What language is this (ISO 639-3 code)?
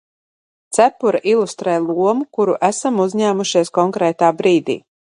lav